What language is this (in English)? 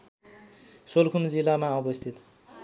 Nepali